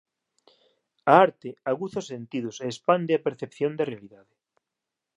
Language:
Galician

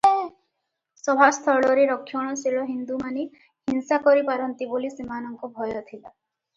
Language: Odia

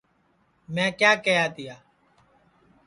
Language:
Sansi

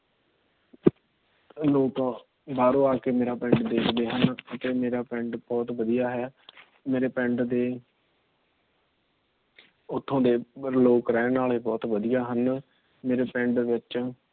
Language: Punjabi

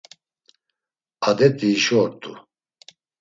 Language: Laz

